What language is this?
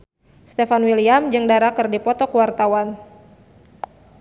Sundanese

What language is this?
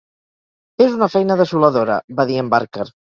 Catalan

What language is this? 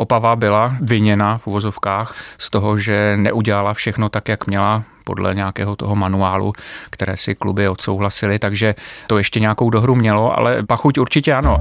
Czech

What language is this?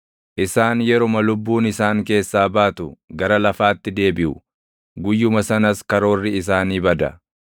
Oromo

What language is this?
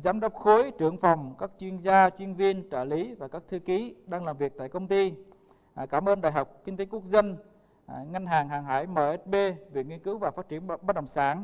Vietnamese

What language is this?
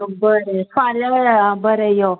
Konkani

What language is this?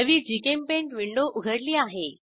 Marathi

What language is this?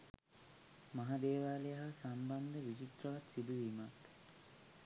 Sinhala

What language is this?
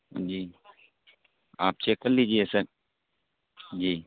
Urdu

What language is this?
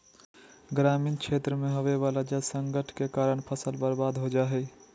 Magahi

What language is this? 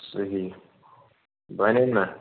Kashmiri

